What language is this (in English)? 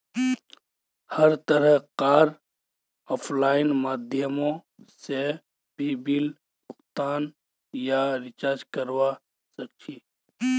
Magahi